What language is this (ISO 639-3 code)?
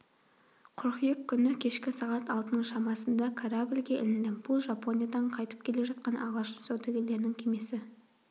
kaz